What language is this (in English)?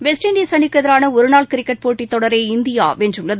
Tamil